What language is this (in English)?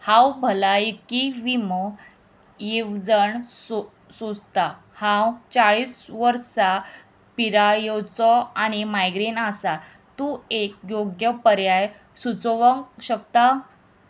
Konkani